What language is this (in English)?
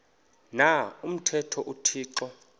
Xhosa